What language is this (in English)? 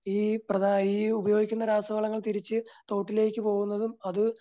Malayalam